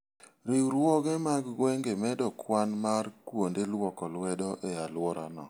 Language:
Luo (Kenya and Tanzania)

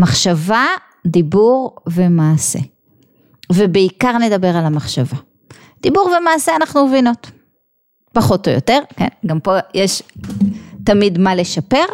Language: Hebrew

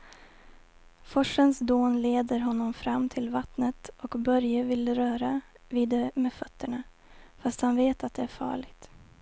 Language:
Swedish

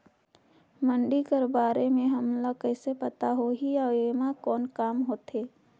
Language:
Chhattisgarhi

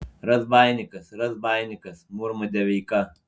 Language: Lithuanian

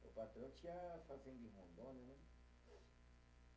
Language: Portuguese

